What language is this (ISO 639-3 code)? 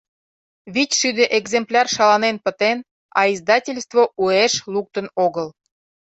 chm